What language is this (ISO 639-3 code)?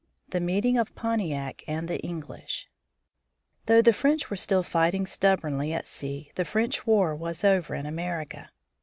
eng